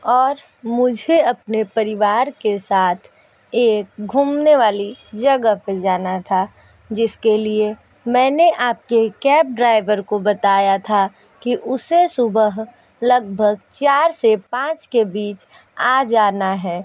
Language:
Hindi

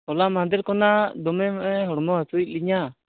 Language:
Santali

